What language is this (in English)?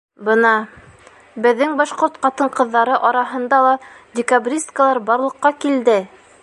Bashkir